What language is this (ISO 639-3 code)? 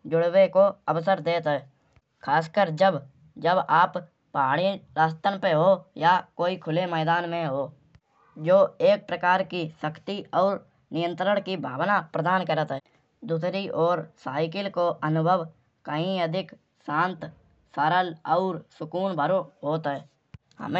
bjj